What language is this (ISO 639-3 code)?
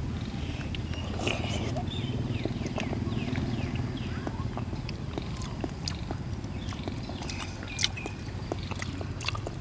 tha